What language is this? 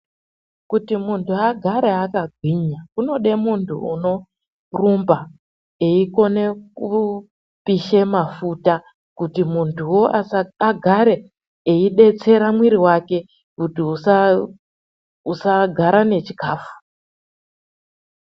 Ndau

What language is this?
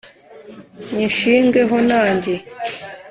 Kinyarwanda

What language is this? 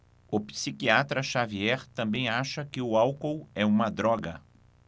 Portuguese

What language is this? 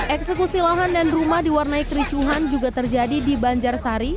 Indonesian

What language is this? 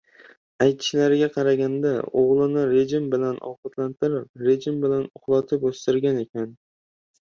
Uzbek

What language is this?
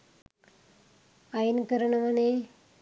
Sinhala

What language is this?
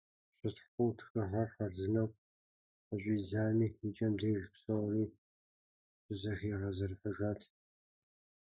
Kabardian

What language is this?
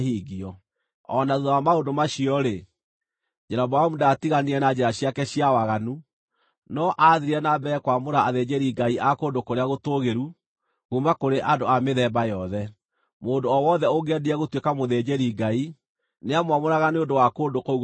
Kikuyu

